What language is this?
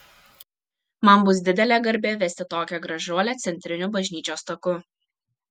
Lithuanian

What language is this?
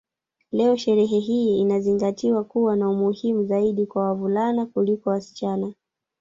Swahili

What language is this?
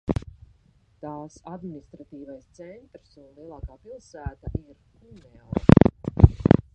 Latvian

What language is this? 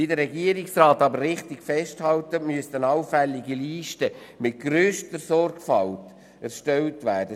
Swiss German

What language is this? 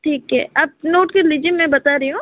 Hindi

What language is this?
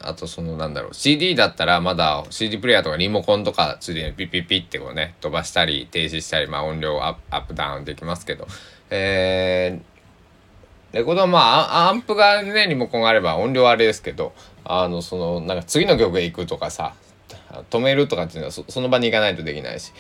Japanese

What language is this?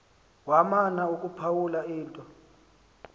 Xhosa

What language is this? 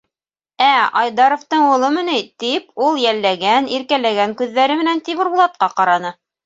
Bashkir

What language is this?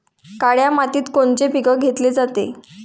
Marathi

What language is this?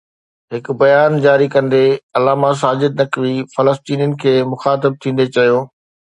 Sindhi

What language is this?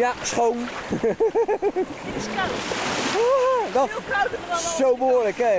Dutch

